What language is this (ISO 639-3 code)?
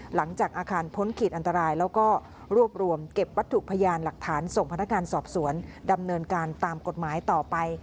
tha